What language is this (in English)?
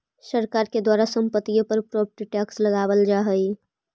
Magahi